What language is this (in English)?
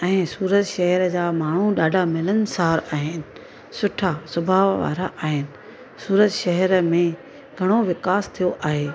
Sindhi